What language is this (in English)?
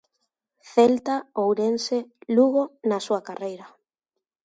Galician